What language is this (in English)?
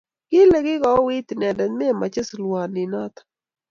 Kalenjin